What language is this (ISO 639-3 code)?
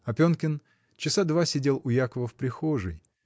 rus